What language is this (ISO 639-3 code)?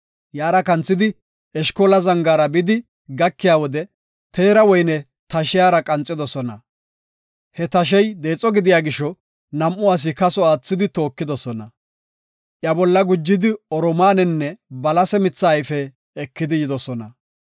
gof